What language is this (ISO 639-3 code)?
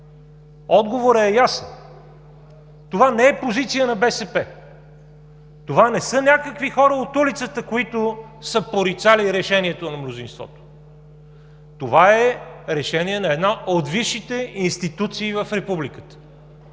bul